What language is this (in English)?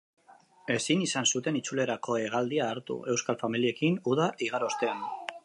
Basque